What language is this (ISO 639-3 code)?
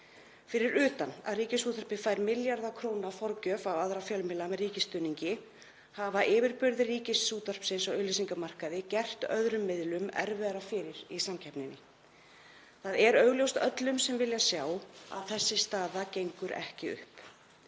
isl